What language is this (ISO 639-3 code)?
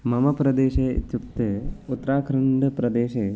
san